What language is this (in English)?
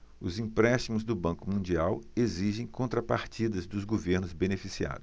Portuguese